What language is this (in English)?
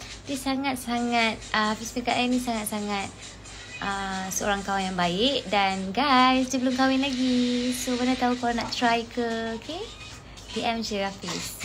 Malay